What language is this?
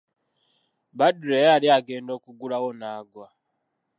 Ganda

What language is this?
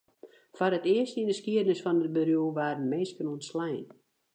Western Frisian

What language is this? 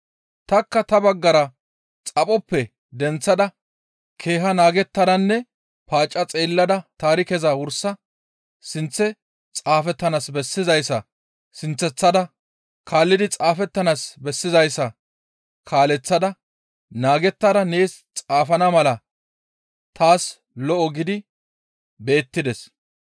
Gamo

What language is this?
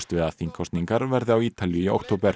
Icelandic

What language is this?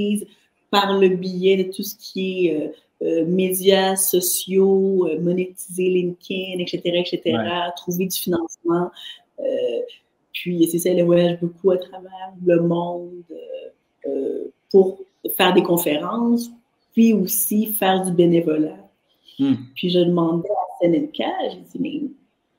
French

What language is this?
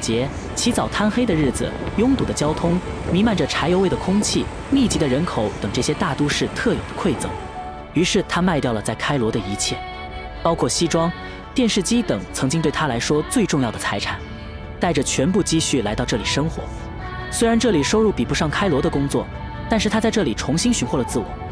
Chinese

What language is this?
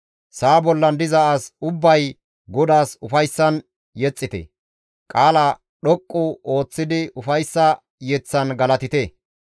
Gamo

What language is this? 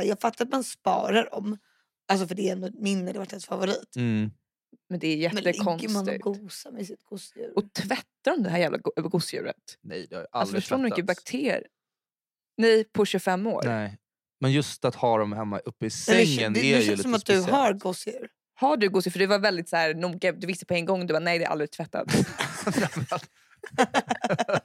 Swedish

